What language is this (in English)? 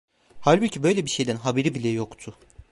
Turkish